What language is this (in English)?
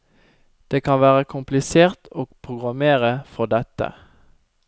Norwegian